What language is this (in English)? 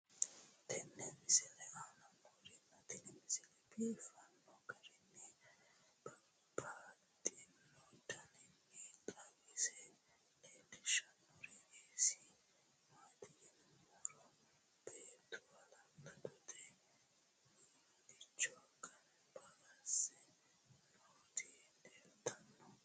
Sidamo